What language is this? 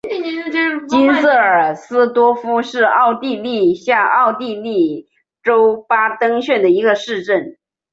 Chinese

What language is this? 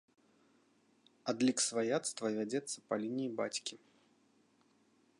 Belarusian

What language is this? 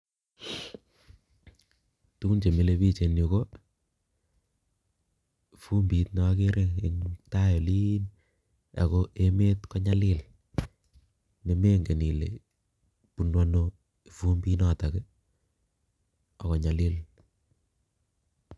Kalenjin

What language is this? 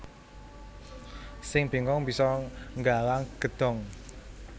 Javanese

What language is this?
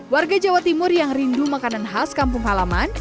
Indonesian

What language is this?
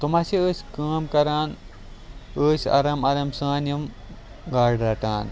Kashmiri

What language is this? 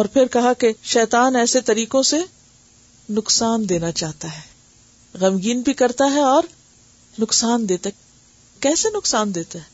Urdu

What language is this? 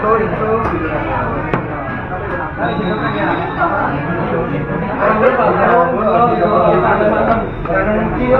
Indonesian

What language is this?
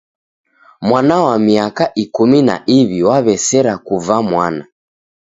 Taita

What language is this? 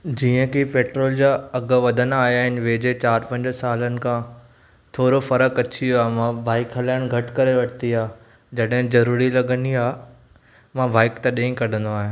Sindhi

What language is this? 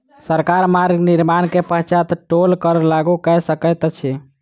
Maithili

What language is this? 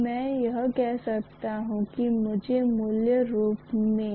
Hindi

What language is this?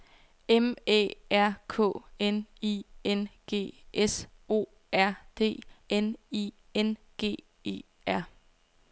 Danish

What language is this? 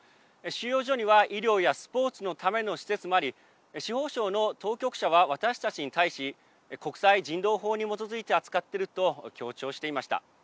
Japanese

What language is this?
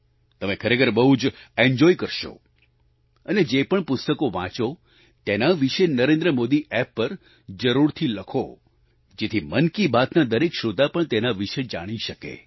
Gujarati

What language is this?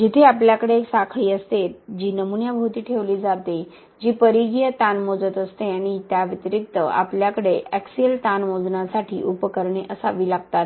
Marathi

